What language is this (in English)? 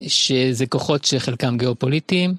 Hebrew